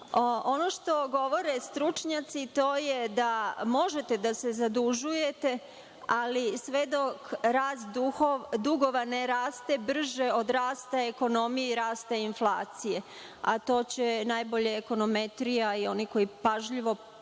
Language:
Serbian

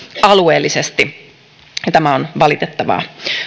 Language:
Finnish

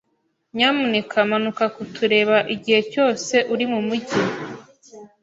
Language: Kinyarwanda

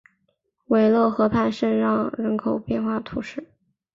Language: Chinese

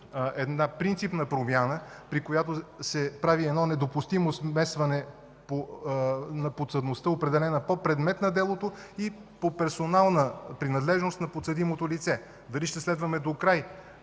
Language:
Bulgarian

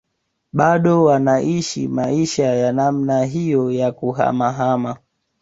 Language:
Swahili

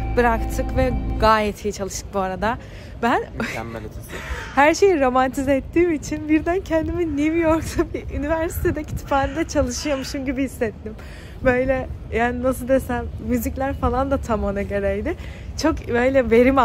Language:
Turkish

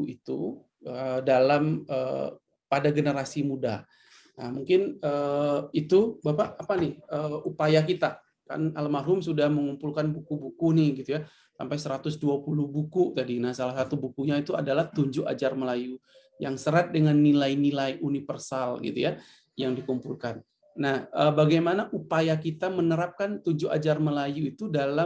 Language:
Indonesian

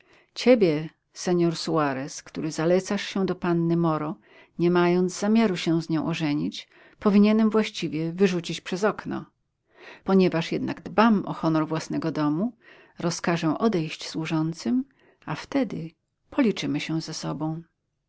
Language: Polish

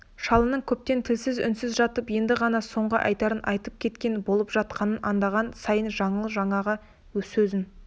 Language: Kazakh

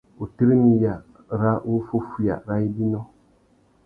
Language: Tuki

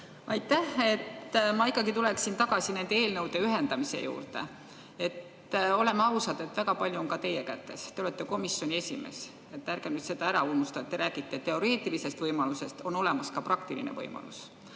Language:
Estonian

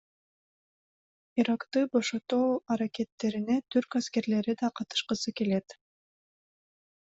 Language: Kyrgyz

